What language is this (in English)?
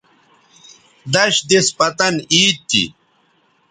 Bateri